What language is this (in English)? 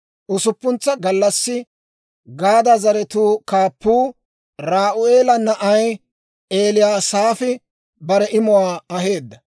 Dawro